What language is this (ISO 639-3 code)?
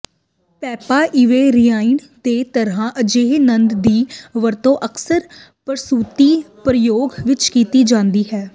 pan